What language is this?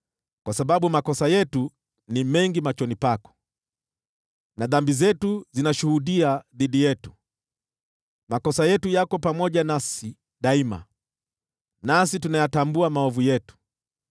Swahili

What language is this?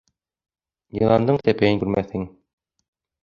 Bashkir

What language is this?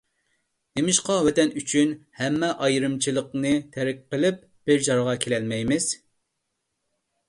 Uyghur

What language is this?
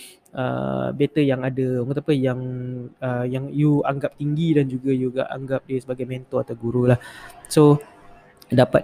Malay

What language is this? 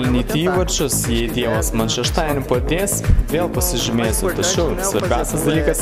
Portuguese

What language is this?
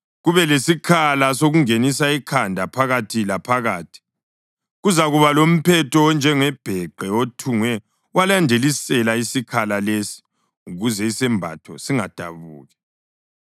North Ndebele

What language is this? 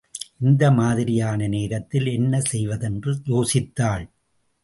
Tamil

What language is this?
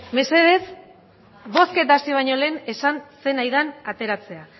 Basque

